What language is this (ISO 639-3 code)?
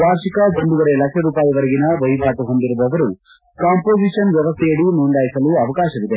kan